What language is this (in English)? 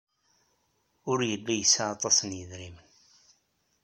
Kabyle